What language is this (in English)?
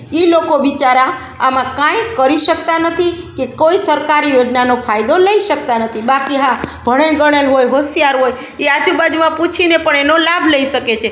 Gujarati